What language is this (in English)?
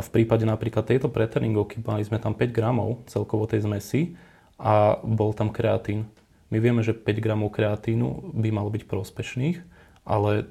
Slovak